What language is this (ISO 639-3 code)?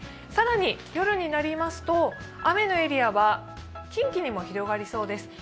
jpn